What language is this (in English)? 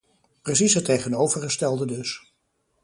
Dutch